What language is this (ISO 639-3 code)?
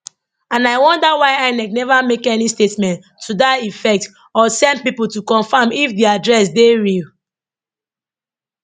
pcm